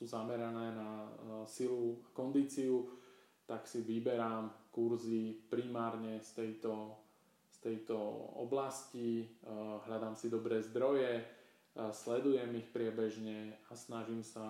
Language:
Slovak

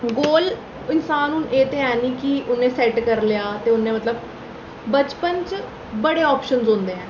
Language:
Dogri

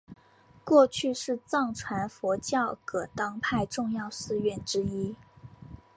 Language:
Chinese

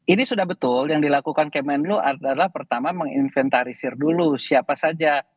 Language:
Indonesian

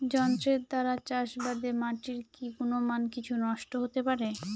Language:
Bangla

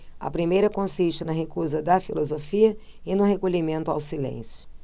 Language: Portuguese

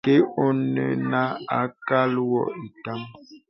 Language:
Bebele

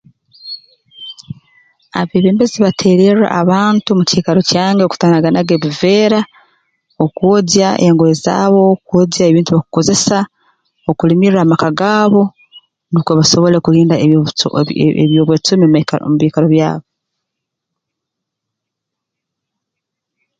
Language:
Tooro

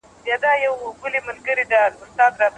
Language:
Pashto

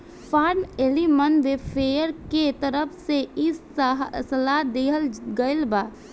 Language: Bhojpuri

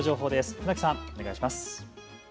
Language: Japanese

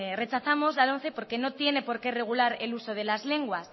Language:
Spanish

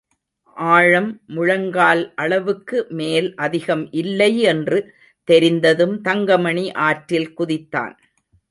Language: Tamil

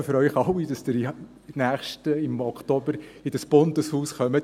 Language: Swiss German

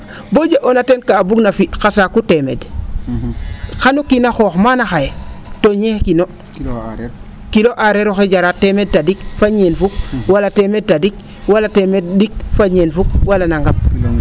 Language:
Serer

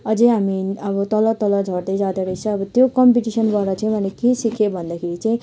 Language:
Nepali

